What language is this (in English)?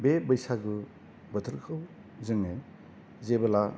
Bodo